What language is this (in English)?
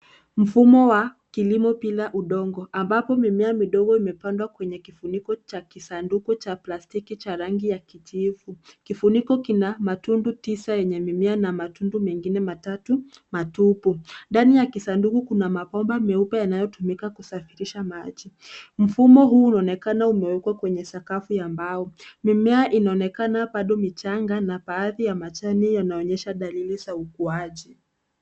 Swahili